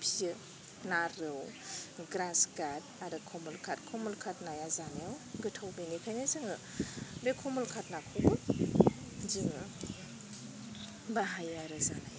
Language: Bodo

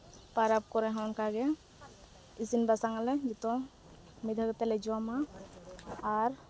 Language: Santali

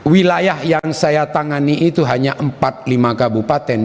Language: Indonesian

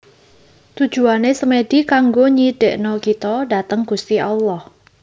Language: Javanese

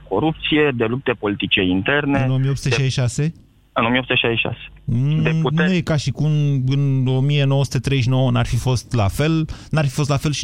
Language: Romanian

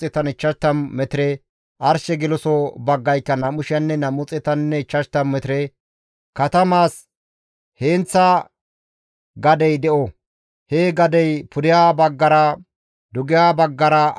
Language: Gamo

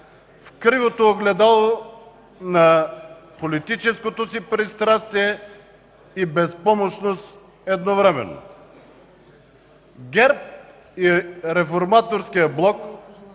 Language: Bulgarian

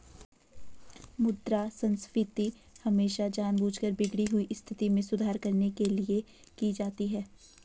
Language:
Hindi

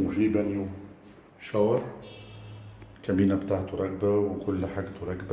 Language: Arabic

